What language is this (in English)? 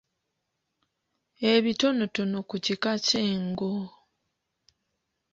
Ganda